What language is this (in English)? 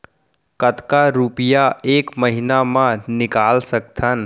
Chhattisgarhi